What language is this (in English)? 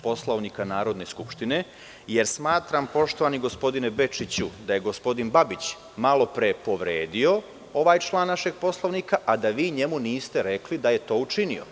Serbian